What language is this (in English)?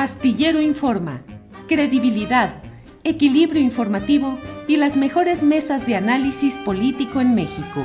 Spanish